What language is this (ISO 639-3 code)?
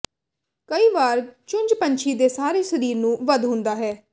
pan